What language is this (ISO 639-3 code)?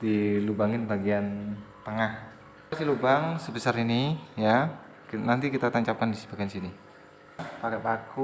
ind